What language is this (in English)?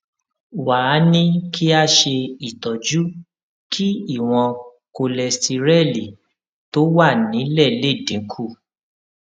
Yoruba